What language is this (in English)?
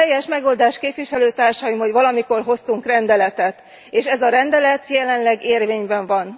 Hungarian